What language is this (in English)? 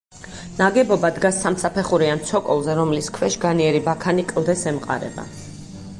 Georgian